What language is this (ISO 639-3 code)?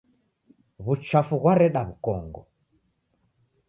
dav